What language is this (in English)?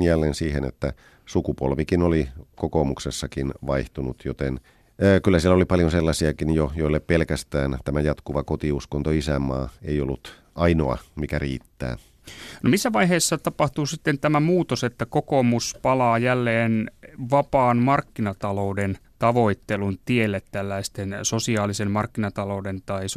Finnish